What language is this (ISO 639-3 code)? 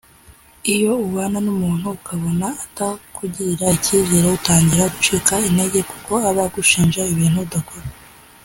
kin